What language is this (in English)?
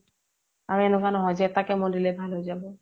Assamese